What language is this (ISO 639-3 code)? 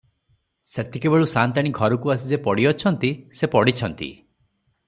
ori